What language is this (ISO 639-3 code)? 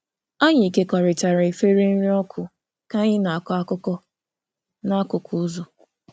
ibo